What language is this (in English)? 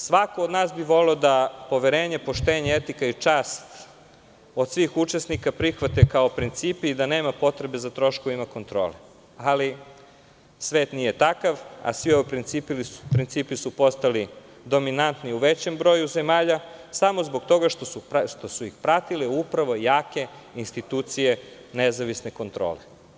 Serbian